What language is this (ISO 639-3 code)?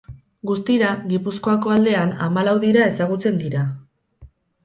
eus